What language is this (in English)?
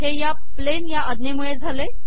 Marathi